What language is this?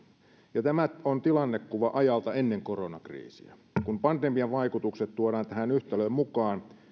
Finnish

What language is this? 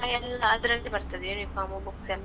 Kannada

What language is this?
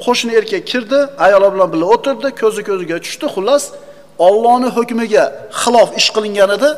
Turkish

